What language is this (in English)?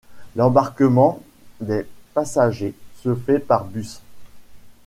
French